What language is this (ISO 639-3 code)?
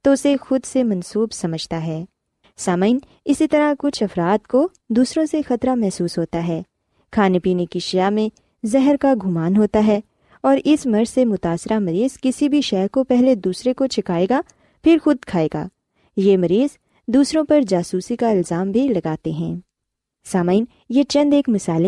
urd